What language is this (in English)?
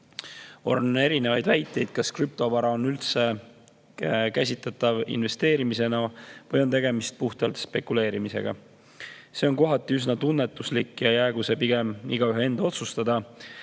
Estonian